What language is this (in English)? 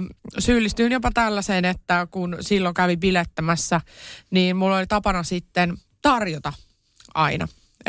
Finnish